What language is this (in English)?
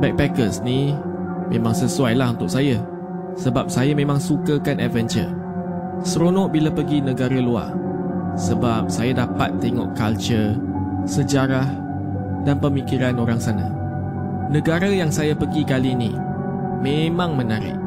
Malay